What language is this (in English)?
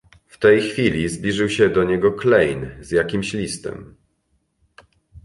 Polish